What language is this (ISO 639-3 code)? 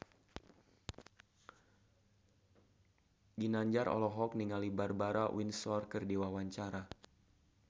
sun